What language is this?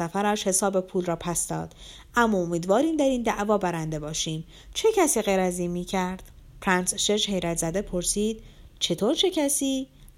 Persian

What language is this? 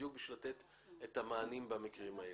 Hebrew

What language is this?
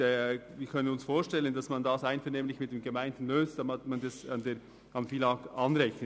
Swiss German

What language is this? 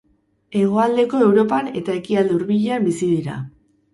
Basque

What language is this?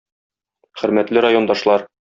Tatar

